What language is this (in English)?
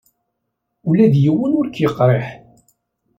Kabyle